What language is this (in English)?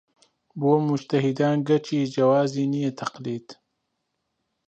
Central Kurdish